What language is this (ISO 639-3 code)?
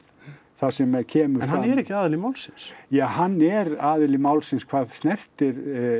isl